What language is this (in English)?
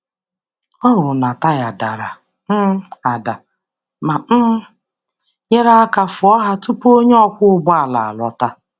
Igbo